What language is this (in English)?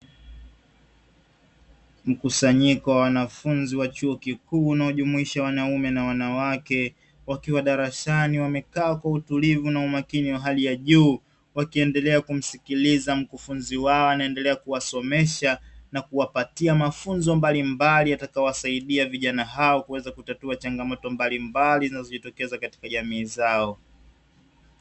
Swahili